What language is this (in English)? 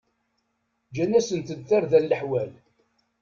Kabyle